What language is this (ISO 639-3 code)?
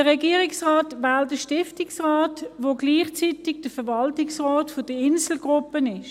gsw